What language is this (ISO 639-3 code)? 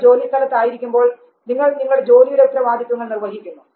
mal